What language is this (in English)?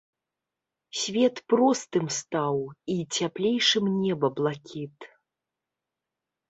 Belarusian